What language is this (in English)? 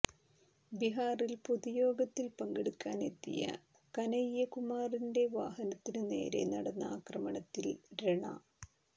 Malayalam